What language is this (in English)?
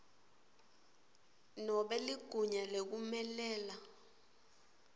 Swati